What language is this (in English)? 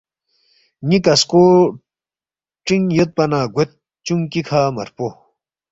Balti